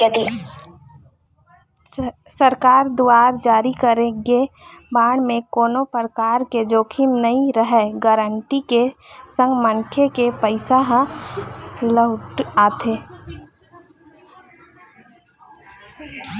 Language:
Chhattisgarhi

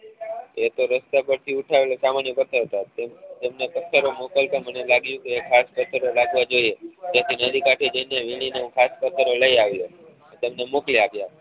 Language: Gujarati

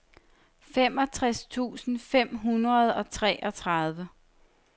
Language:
Danish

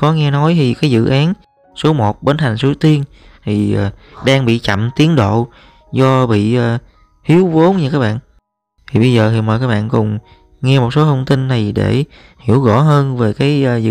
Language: Vietnamese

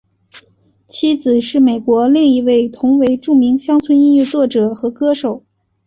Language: Chinese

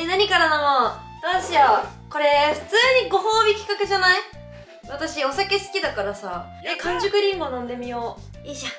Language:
Japanese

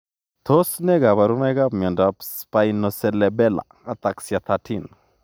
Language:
Kalenjin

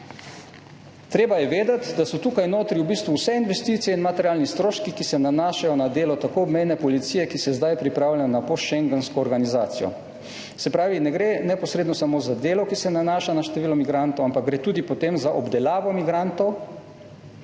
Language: Slovenian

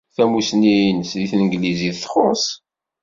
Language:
Kabyle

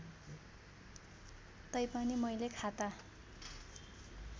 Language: Nepali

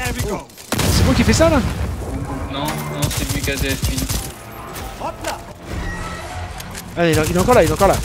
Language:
French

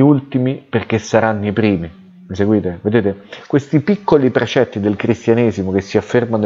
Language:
Italian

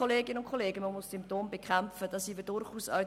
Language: Swiss German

